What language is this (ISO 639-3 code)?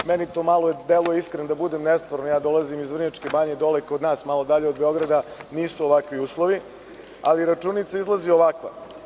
srp